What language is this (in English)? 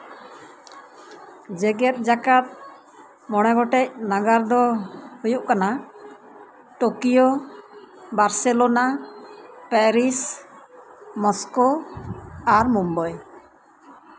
Santali